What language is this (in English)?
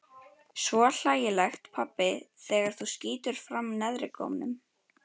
Icelandic